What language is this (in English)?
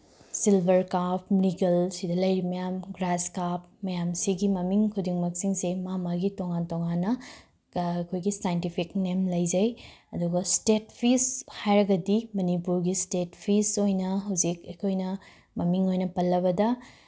Manipuri